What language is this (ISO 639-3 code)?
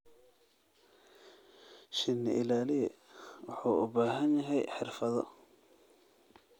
som